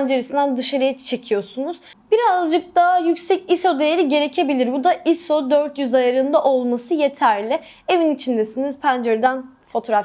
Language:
Turkish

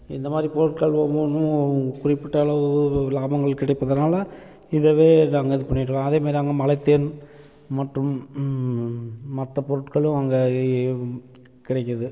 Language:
Tamil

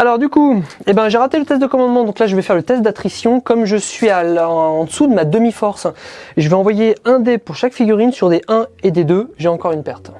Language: French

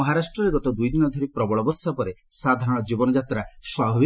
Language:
Odia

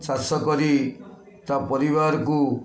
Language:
Odia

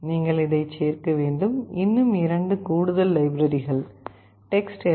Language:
Tamil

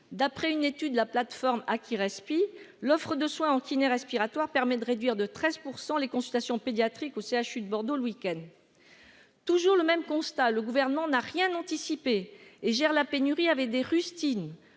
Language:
French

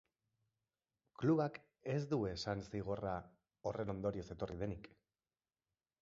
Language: Basque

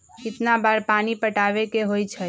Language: Magahi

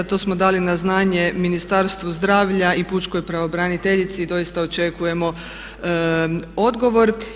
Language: Croatian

